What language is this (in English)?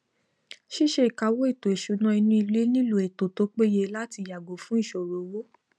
Yoruba